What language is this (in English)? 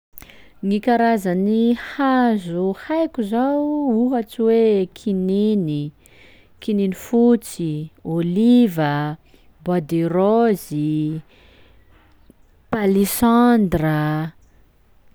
Sakalava Malagasy